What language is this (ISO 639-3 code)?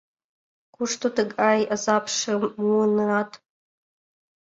chm